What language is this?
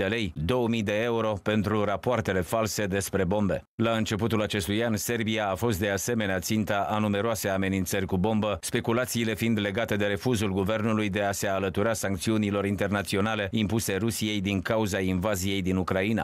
Romanian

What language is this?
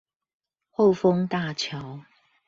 Chinese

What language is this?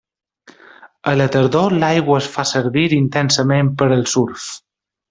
Catalan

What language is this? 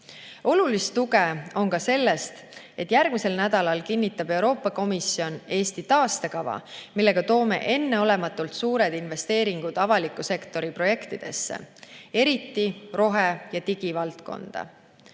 Estonian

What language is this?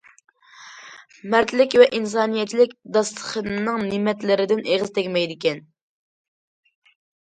Uyghur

